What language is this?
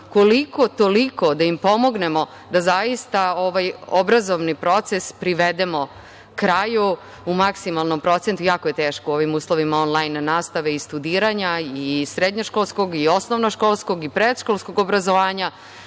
Serbian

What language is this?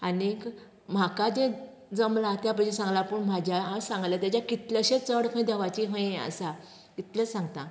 Konkani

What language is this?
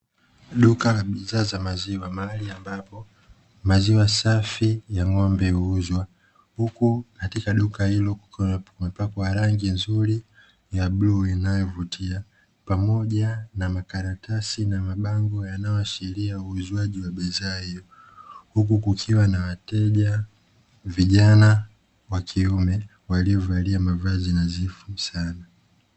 Swahili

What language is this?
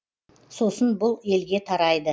Kazakh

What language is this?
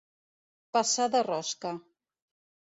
Catalan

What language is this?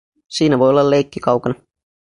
Finnish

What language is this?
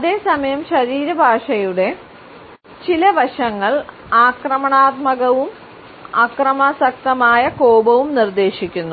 Malayalam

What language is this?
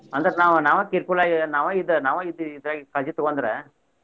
Kannada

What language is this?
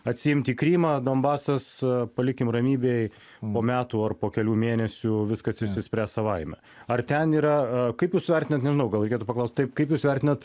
Lithuanian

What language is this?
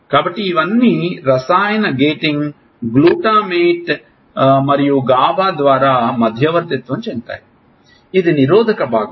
Telugu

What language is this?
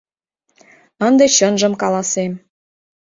Mari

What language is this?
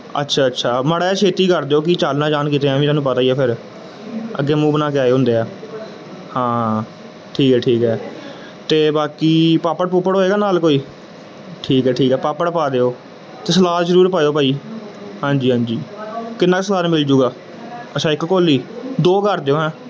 Punjabi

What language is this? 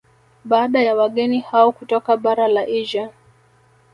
Swahili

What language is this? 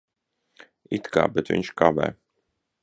Latvian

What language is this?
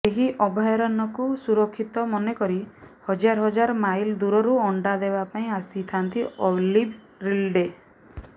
Odia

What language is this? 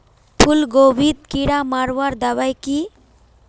Magahi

